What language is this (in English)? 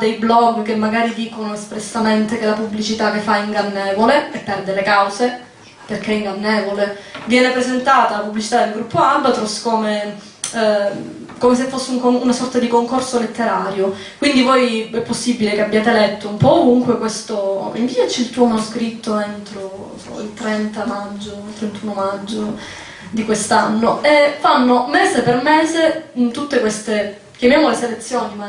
Italian